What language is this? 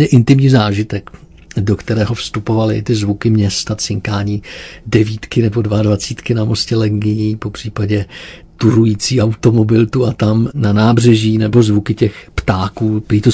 Czech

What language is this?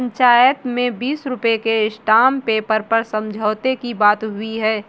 Hindi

